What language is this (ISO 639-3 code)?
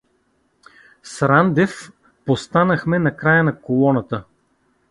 bul